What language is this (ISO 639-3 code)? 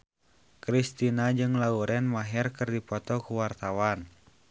sun